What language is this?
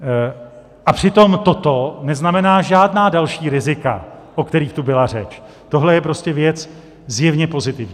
Czech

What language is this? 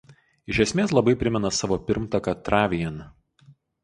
Lithuanian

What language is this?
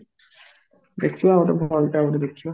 Odia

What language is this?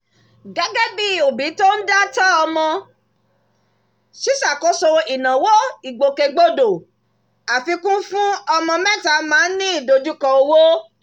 Yoruba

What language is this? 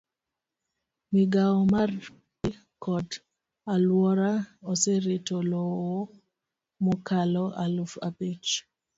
Luo (Kenya and Tanzania)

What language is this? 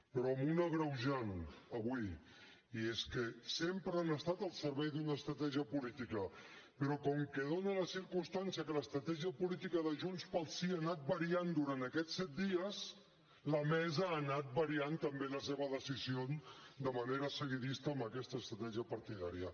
Catalan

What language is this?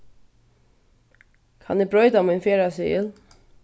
Faroese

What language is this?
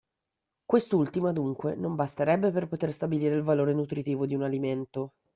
Italian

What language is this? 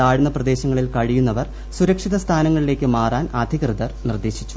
Malayalam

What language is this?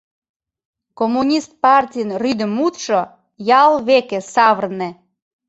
Mari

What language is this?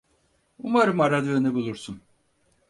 Turkish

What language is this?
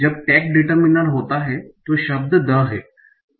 Hindi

